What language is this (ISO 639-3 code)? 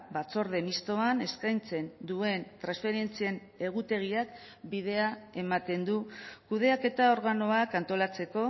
eus